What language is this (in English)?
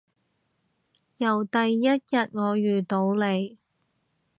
Cantonese